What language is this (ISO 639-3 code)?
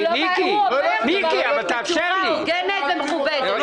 heb